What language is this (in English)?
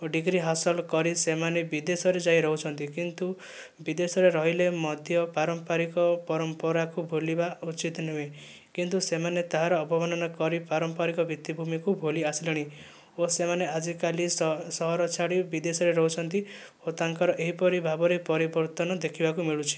Odia